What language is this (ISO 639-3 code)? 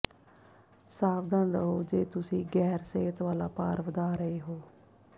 pan